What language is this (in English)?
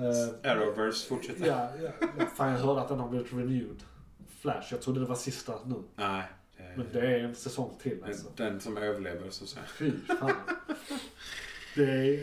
Swedish